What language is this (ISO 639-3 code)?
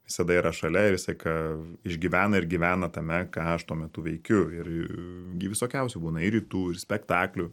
lit